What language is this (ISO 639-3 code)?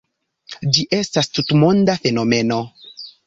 epo